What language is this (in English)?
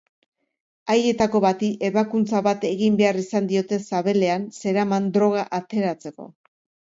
Basque